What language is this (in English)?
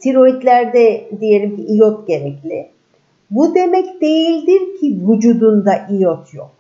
Turkish